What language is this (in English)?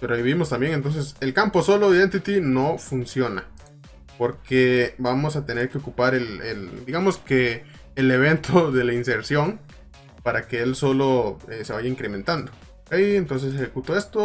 Spanish